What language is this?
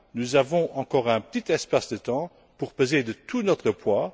French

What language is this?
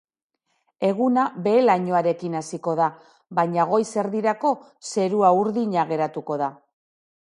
Basque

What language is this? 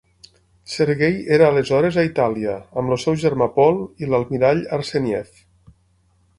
Catalan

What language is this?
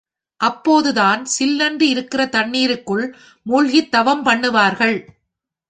Tamil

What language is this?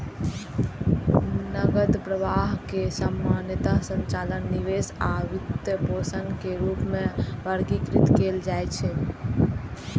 Maithili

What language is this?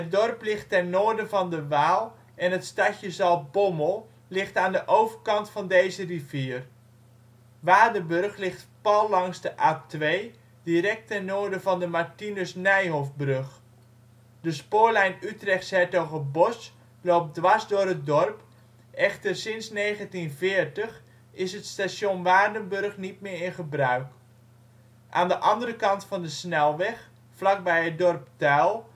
Dutch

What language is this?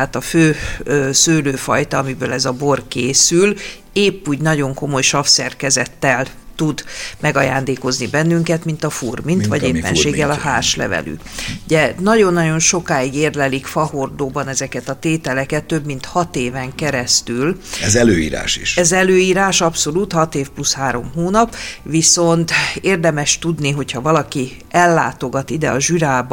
Hungarian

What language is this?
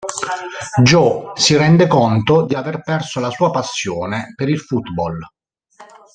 Italian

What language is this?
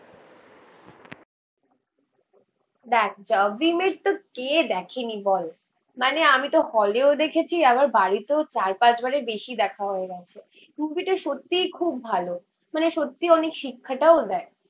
Bangla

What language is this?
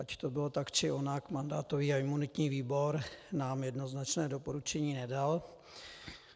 Czech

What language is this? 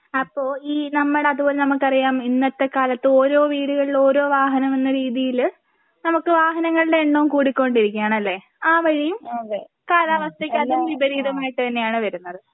Malayalam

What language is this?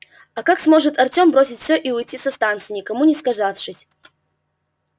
Russian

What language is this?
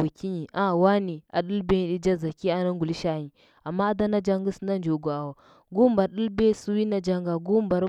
Huba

